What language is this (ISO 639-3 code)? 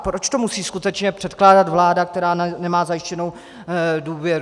ces